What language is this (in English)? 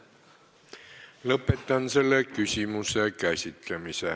Estonian